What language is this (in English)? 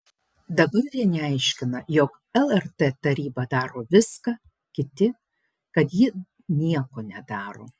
Lithuanian